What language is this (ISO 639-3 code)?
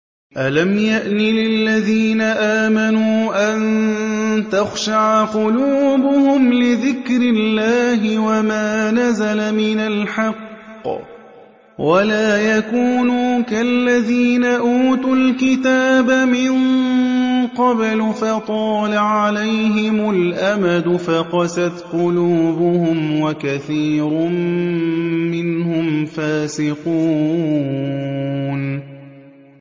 ara